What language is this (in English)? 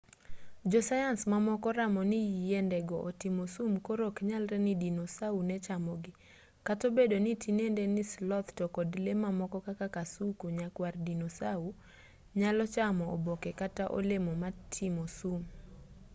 Luo (Kenya and Tanzania)